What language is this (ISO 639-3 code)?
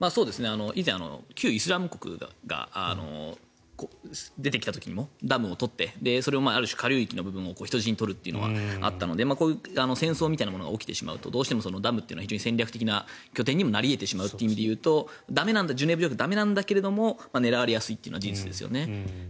jpn